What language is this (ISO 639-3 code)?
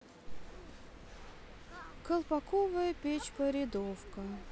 rus